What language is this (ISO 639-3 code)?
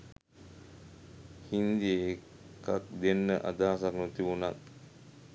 sin